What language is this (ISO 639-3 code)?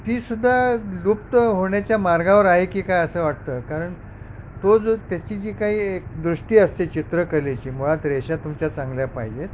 mar